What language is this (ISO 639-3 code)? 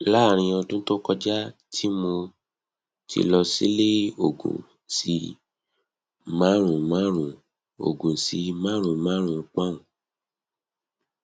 yor